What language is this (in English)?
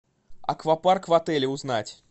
Russian